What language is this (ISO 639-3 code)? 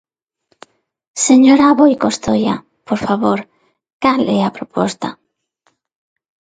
glg